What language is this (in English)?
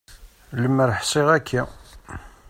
Kabyle